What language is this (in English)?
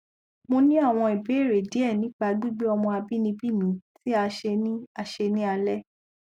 Yoruba